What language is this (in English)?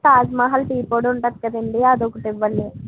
Telugu